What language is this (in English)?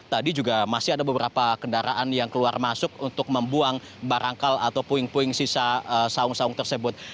Indonesian